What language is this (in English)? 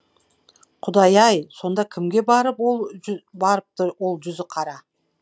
Kazakh